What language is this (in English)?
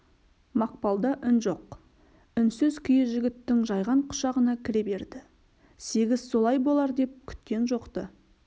Kazakh